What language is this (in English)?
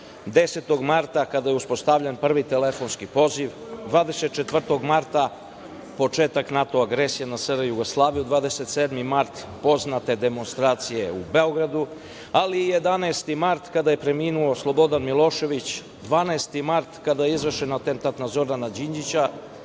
Serbian